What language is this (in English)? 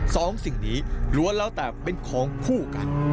Thai